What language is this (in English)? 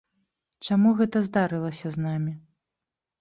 Belarusian